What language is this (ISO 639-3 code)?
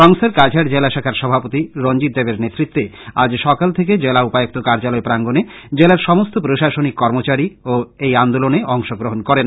ben